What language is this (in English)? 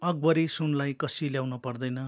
Nepali